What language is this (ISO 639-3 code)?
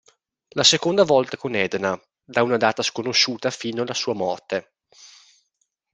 ita